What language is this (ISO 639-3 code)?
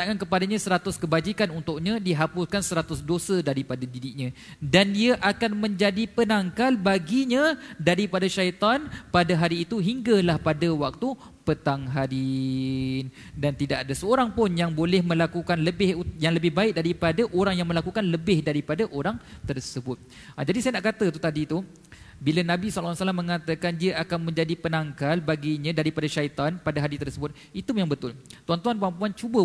msa